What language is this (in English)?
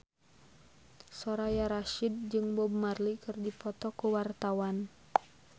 Sundanese